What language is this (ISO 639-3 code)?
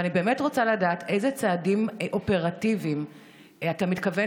heb